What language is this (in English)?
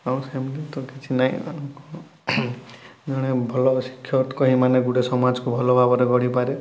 Odia